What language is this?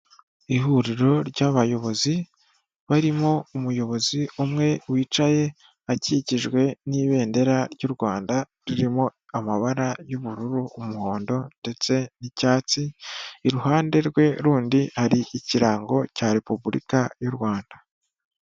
Kinyarwanda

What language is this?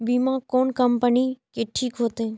Maithili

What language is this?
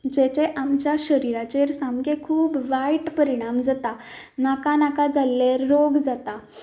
Konkani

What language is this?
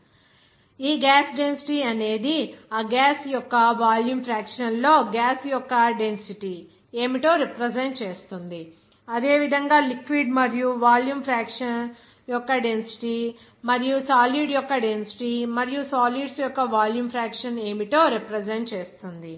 Telugu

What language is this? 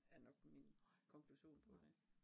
Danish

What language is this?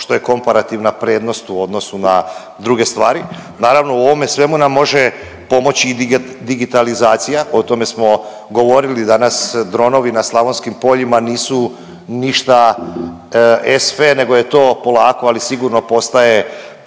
Croatian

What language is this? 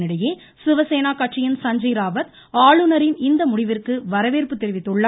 Tamil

